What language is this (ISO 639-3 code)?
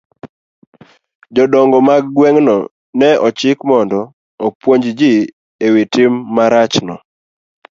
luo